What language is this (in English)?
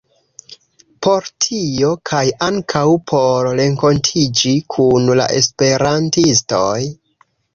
Esperanto